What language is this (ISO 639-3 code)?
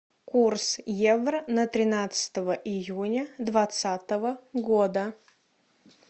rus